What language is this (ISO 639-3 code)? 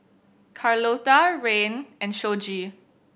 eng